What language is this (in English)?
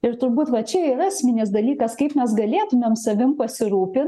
Lithuanian